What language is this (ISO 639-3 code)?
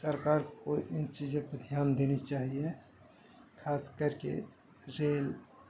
urd